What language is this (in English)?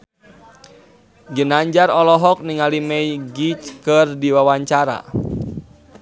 Sundanese